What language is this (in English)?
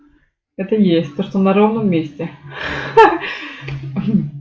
Russian